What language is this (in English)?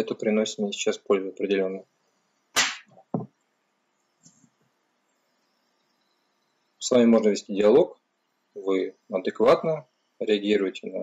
Russian